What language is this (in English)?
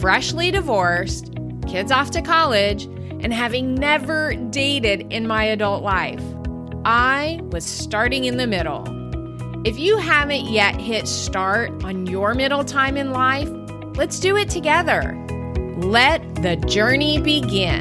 English